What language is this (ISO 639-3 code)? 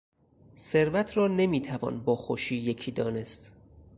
fas